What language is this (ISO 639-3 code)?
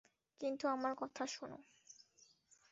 ben